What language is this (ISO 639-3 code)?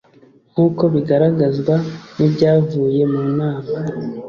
kin